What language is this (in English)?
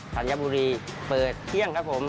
Thai